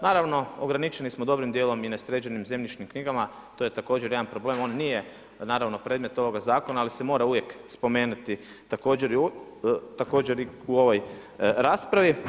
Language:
Croatian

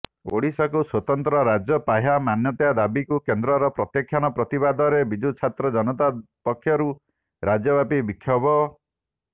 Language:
Odia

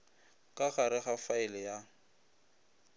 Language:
Northern Sotho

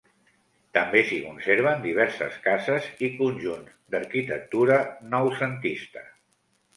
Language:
Catalan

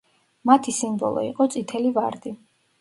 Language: Georgian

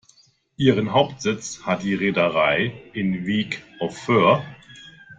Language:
German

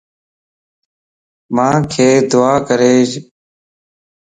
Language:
Lasi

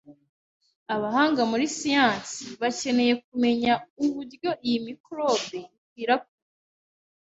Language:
Kinyarwanda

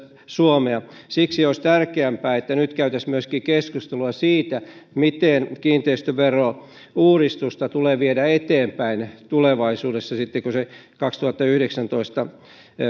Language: Finnish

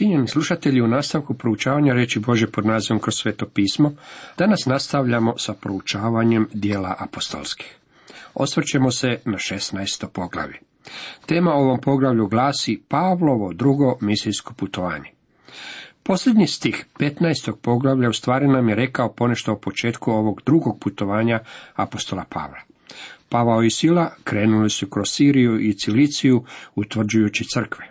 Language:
Croatian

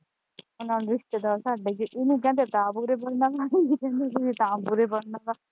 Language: Punjabi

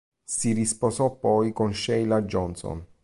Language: Italian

